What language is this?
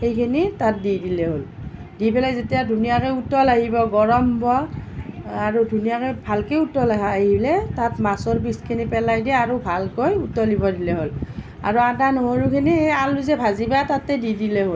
Assamese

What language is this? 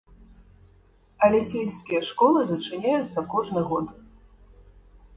Belarusian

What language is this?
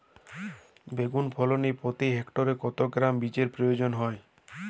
Bangla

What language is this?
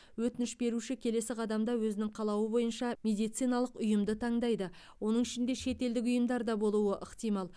Kazakh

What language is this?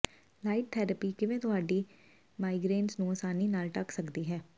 Punjabi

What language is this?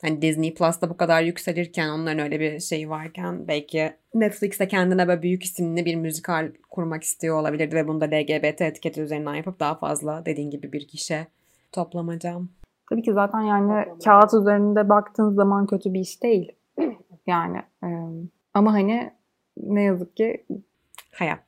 Turkish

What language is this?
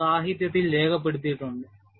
Malayalam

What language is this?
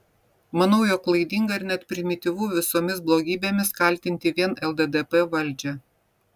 Lithuanian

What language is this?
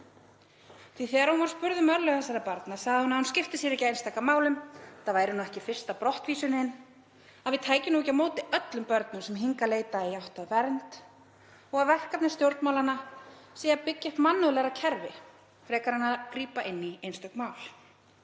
Icelandic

